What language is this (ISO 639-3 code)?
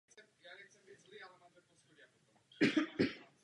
ces